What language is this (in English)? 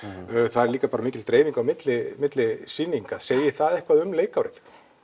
Icelandic